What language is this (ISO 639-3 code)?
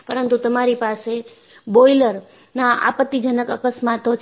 guj